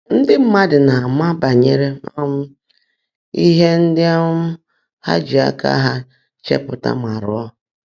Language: Igbo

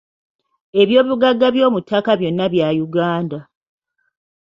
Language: Ganda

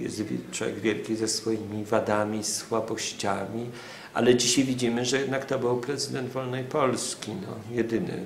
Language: Polish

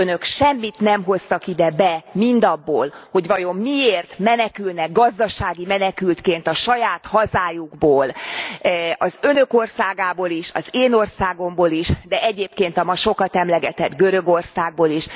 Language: Hungarian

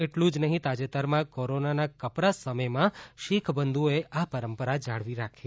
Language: Gujarati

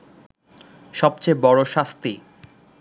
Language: Bangla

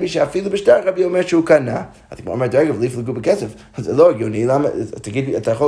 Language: Hebrew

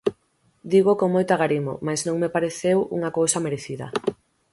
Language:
Galician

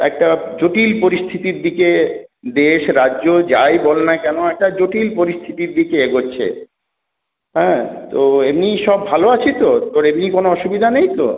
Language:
Bangla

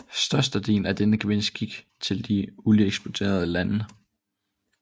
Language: Danish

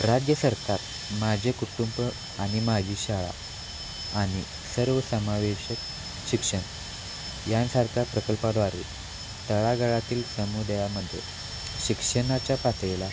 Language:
Marathi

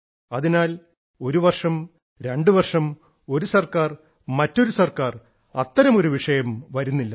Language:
Malayalam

